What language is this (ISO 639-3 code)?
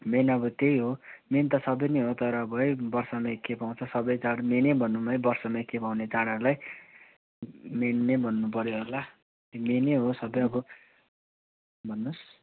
nep